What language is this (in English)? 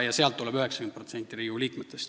Estonian